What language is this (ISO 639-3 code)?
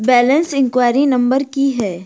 mai